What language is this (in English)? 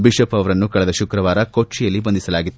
Kannada